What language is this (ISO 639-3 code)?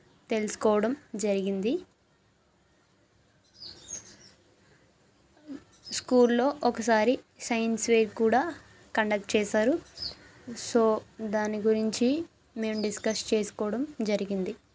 tel